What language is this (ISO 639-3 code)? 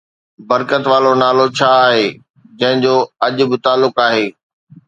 snd